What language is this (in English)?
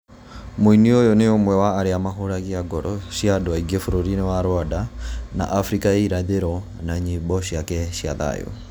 Kikuyu